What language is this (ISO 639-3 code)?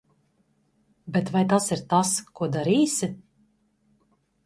lav